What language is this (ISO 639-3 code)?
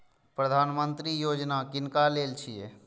mai